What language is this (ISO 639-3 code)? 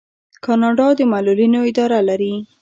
pus